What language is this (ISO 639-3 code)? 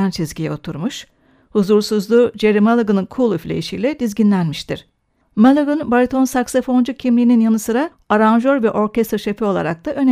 tur